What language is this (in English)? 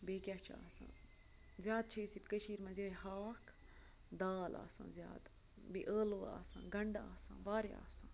Kashmiri